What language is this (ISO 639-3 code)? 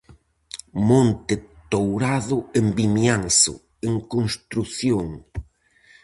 glg